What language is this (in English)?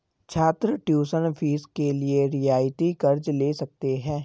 Hindi